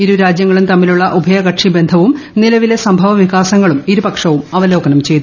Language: Malayalam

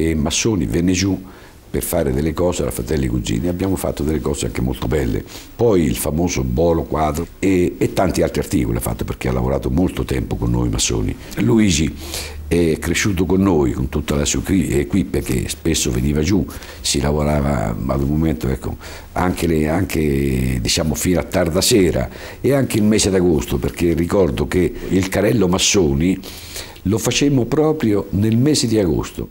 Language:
Italian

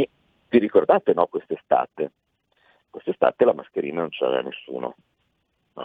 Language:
Italian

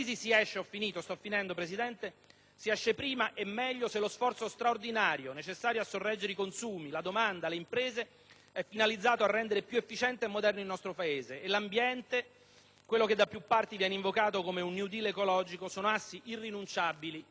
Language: Italian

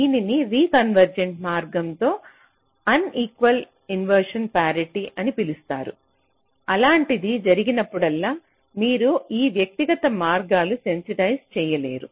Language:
Telugu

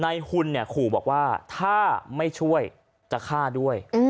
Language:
Thai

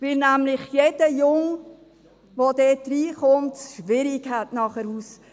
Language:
Swiss German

